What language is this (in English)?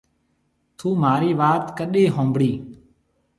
Marwari (Pakistan)